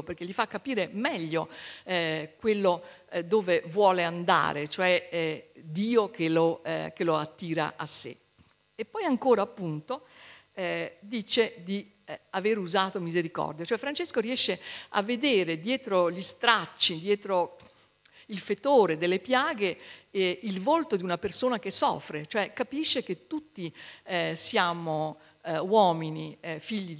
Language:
Italian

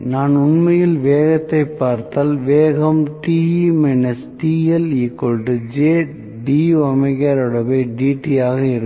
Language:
Tamil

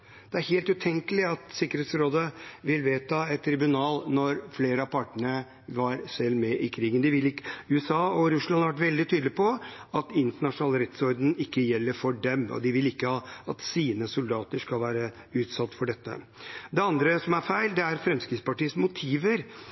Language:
Norwegian Bokmål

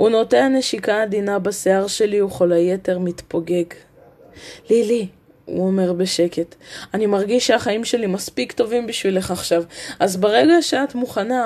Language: Hebrew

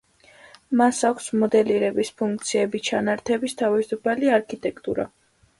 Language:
Georgian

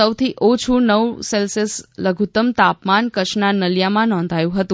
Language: Gujarati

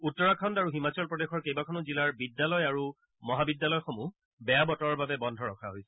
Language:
Assamese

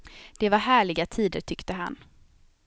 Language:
Swedish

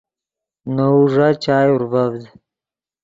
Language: Yidgha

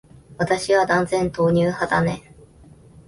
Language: Japanese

